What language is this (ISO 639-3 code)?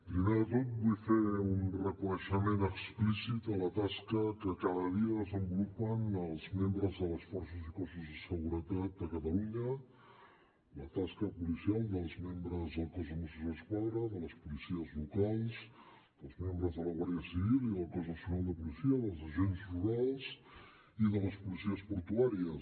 cat